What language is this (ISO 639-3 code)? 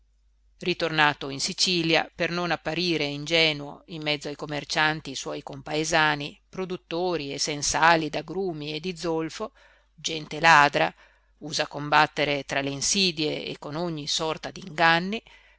ita